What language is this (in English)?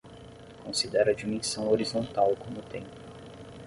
Portuguese